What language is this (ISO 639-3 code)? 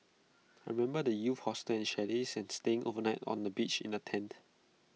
eng